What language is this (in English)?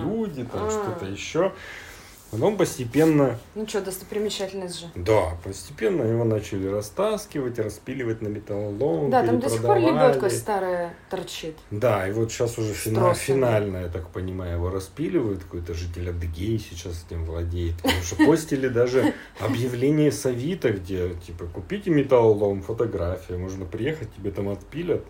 Russian